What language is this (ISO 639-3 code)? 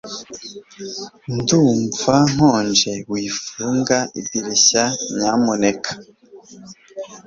kin